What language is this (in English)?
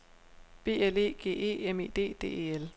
Danish